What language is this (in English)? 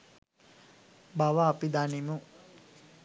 Sinhala